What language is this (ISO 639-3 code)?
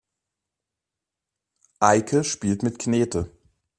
deu